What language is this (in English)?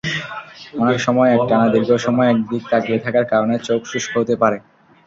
Bangla